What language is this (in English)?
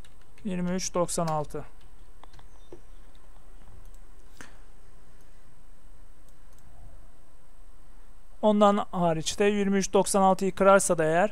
Turkish